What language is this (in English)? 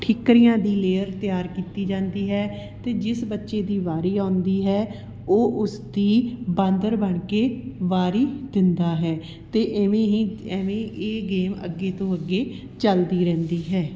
Punjabi